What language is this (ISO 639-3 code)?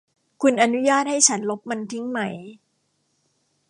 tha